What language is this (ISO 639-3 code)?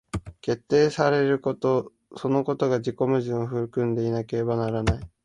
jpn